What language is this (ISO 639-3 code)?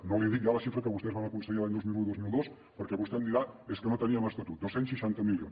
cat